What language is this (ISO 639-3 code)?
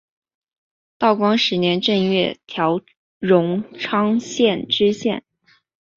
zho